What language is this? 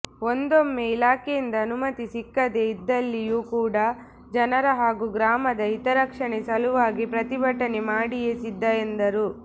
Kannada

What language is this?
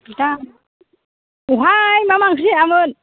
Bodo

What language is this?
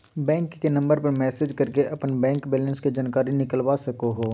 Magahi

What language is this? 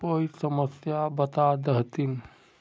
Magahi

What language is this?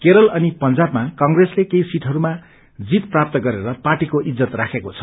Nepali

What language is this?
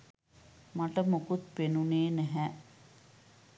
Sinhala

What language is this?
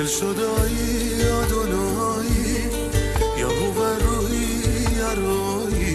Persian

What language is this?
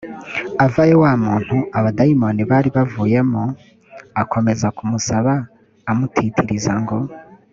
Kinyarwanda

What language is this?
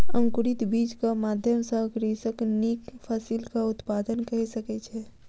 Maithili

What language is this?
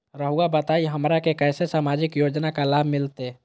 Magahi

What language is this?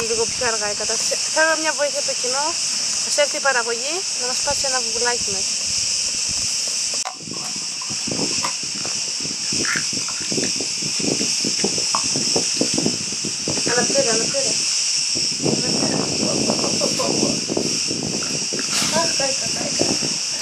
Greek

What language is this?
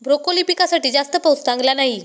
Marathi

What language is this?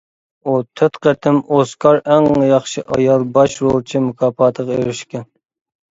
Uyghur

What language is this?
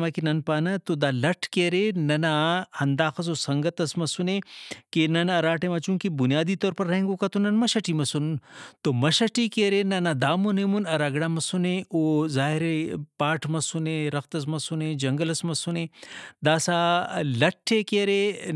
Brahui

